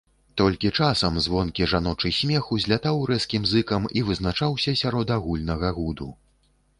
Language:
Belarusian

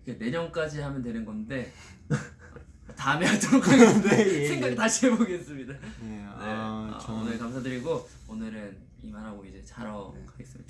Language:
Korean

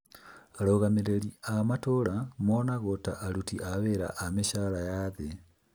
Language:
Kikuyu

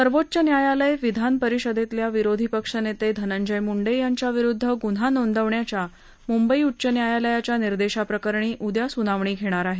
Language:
Marathi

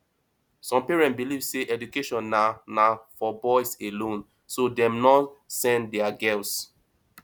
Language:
Nigerian Pidgin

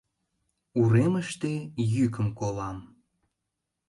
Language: Mari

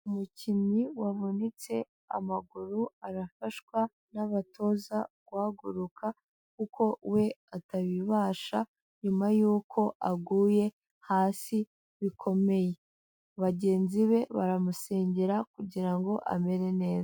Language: Kinyarwanda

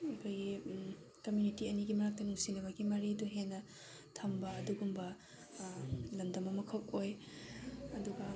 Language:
Manipuri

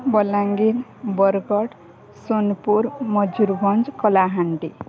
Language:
Odia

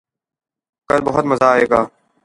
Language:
Urdu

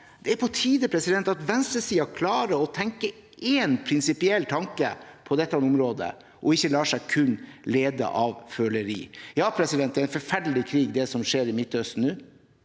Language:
Norwegian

